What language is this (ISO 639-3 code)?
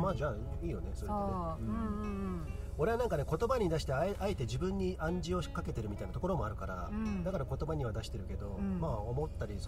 jpn